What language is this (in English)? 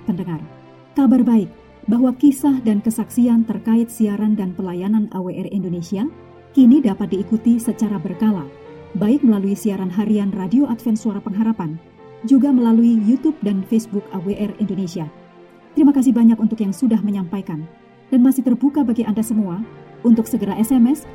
Indonesian